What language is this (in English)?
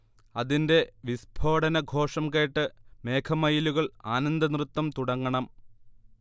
Malayalam